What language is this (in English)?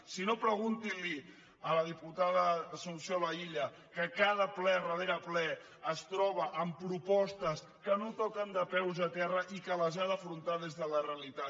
Catalan